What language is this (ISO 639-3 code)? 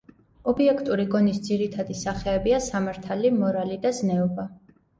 kat